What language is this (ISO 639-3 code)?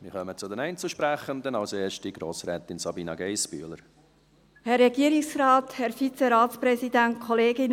gsw